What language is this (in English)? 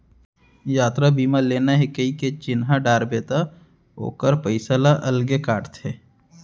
Chhattisgarhi